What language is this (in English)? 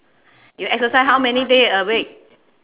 English